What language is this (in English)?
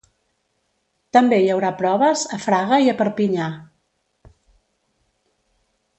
Catalan